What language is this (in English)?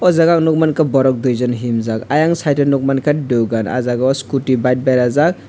Kok Borok